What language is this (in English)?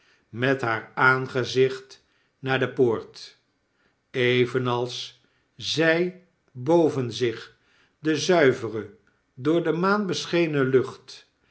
Dutch